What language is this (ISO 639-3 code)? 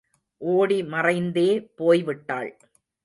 tam